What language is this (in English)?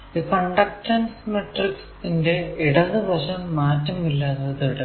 Malayalam